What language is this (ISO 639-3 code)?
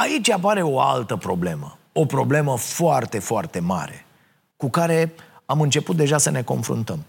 ron